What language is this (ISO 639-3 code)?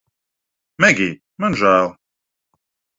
lav